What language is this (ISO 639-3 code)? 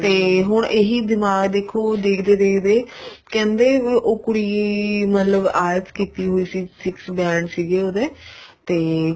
pan